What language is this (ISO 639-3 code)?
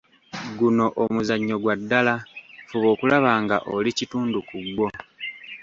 lug